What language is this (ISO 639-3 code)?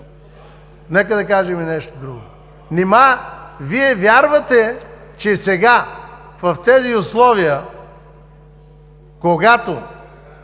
bul